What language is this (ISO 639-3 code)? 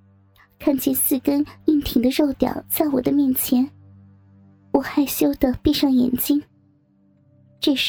zho